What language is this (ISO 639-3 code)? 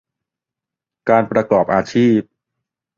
tha